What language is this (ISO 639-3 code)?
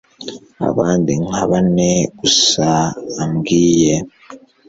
kin